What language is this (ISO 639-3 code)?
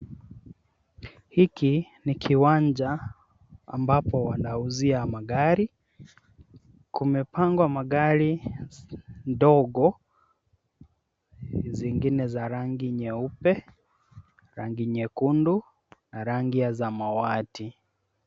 swa